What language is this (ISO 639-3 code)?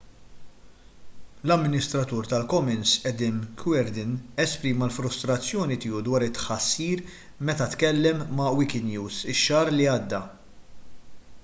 mlt